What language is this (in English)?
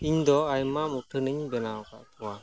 Santali